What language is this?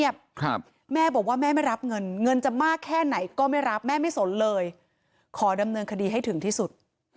Thai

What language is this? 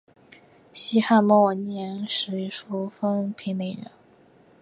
Chinese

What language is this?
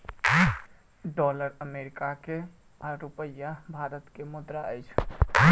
Maithili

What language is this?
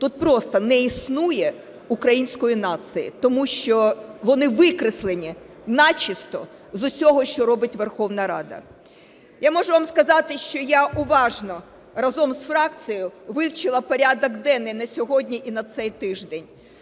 Ukrainian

